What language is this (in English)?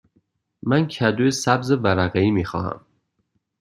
Persian